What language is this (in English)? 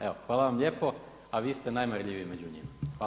Croatian